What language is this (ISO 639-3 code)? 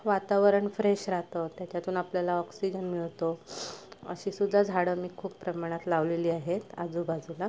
mar